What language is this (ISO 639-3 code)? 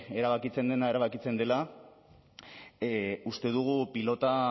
eus